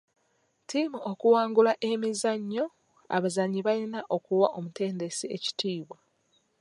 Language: Ganda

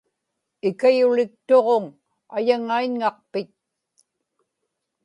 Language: Inupiaq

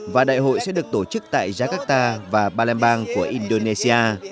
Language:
Vietnamese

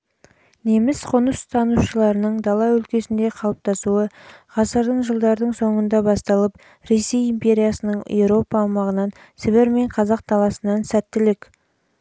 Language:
Kazakh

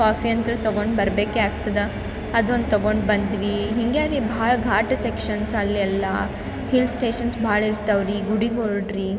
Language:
Kannada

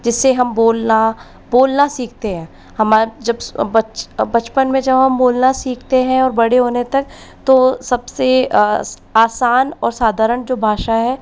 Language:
Hindi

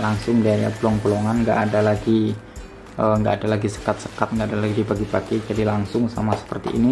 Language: Indonesian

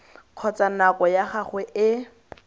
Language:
Tswana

